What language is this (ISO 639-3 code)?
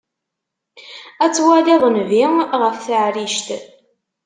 kab